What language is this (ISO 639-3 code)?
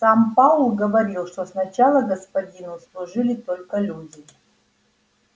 rus